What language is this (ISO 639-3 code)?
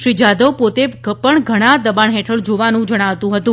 guj